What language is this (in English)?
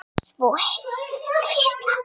Icelandic